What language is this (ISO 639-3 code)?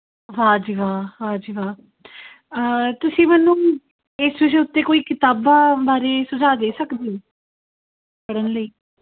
pan